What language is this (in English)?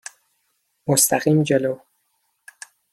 Persian